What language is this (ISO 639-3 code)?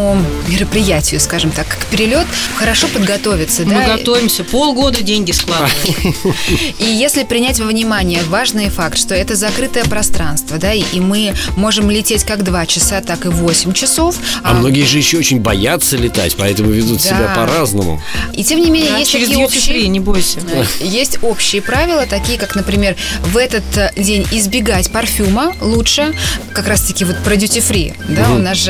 rus